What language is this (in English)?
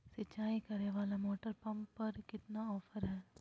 Magahi